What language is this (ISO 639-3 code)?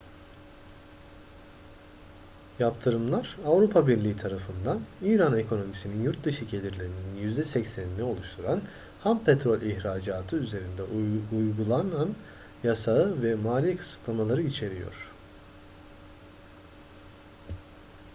tur